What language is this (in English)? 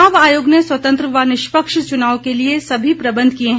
Hindi